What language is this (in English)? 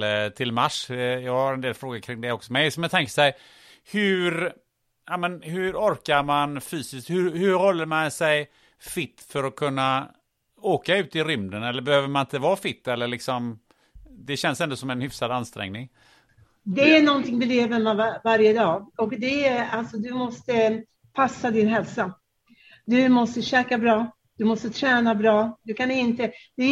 Swedish